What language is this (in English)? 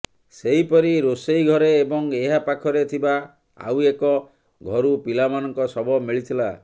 Odia